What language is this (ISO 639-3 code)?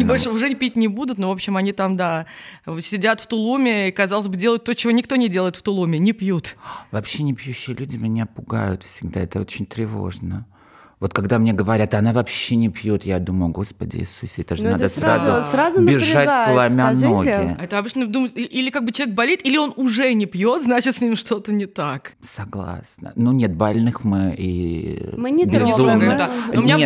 rus